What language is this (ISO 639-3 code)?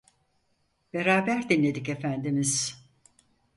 tur